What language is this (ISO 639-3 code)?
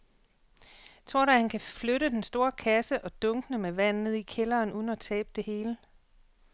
dan